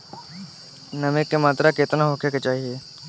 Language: Bhojpuri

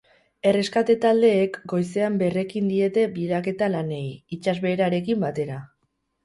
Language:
Basque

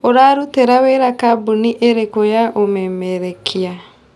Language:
Kikuyu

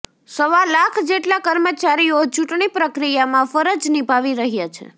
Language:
Gujarati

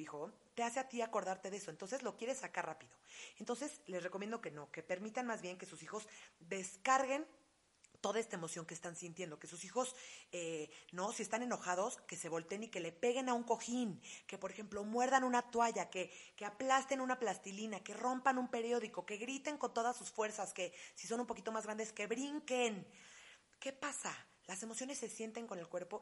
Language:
Spanish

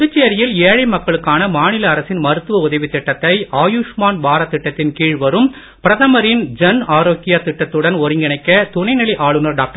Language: Tamil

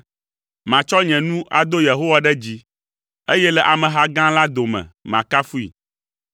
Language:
Ewe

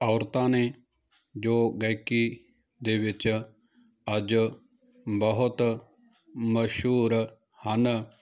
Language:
Punjabi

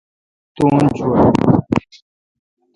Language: Kalkoti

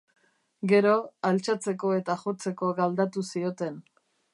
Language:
Basque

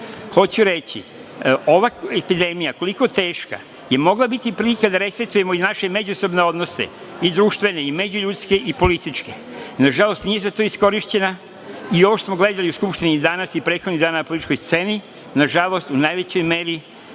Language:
Serbian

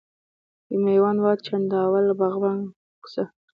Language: Pashto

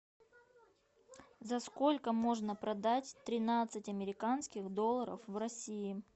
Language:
Russian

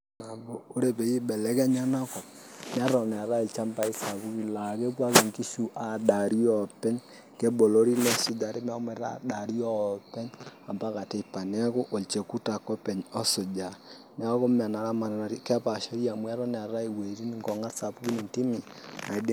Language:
Masai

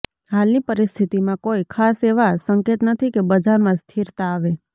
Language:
Gujarati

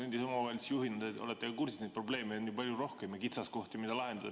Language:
Estonian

